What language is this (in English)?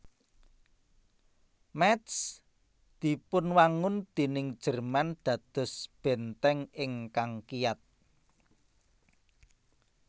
Javanese